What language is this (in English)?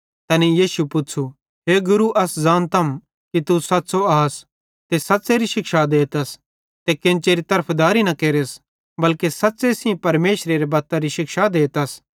Bhadrawahi